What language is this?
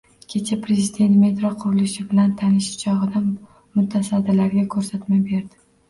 Uzbek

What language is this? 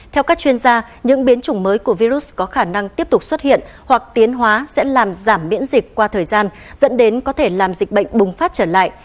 Vietnamese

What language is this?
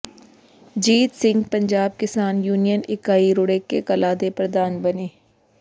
Punjabi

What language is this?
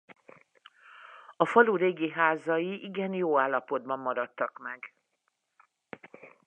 Hungarian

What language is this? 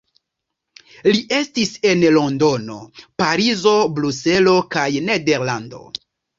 Esperanto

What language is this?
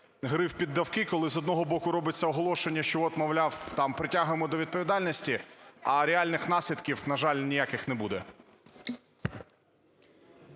Ukrainian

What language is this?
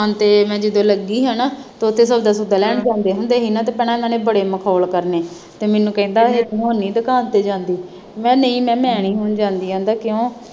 Punjabi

